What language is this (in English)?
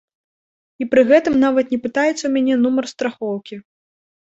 Belarusian